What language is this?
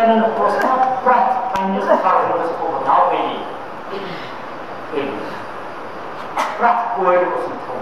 Romanian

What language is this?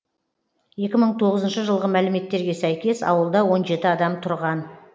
Kazakh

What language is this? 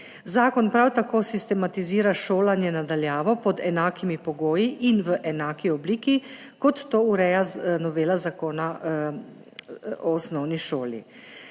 Slovenian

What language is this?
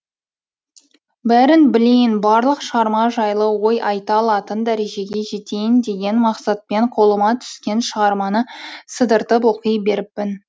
Kazakh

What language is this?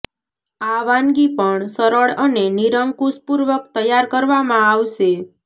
Gujarati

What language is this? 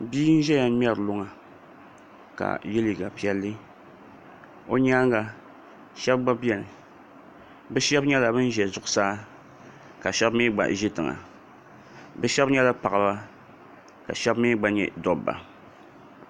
Dagbani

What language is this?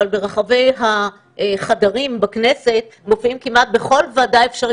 Hebrew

